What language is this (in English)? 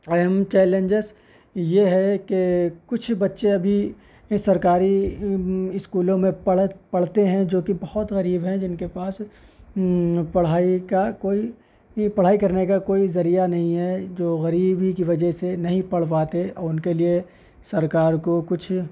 Urdu